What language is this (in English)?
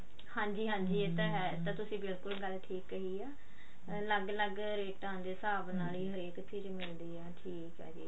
Punjabi